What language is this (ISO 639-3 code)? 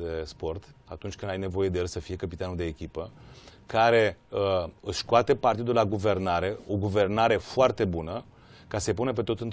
ron